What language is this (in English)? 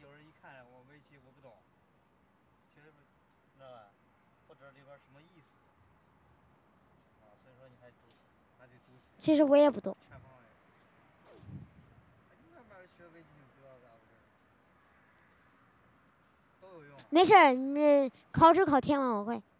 Chinese